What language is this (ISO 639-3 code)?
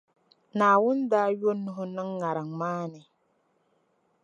dag